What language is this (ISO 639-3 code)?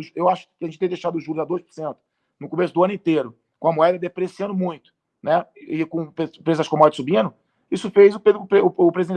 por